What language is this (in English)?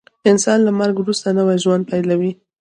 Pashto